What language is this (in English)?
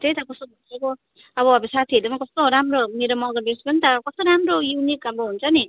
Nepali